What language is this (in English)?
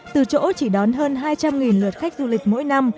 Vietnamese